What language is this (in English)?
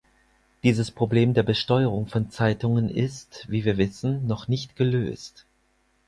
German